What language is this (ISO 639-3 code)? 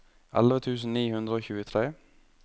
nor